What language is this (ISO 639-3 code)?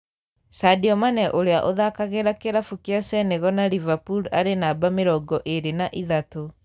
kik